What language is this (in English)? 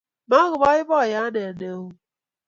Kalenjin